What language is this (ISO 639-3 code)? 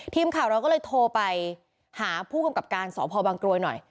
tha